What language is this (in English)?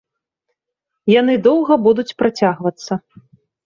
Belarusian